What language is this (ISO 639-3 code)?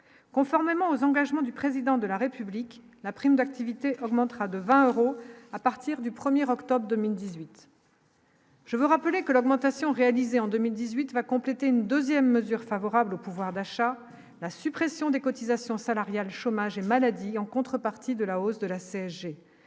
fra